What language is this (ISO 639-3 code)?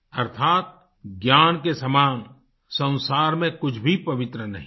hin